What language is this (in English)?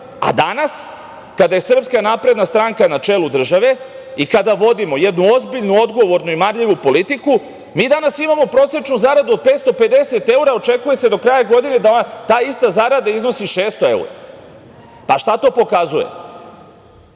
Serbian